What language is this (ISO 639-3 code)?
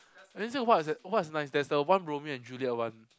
eng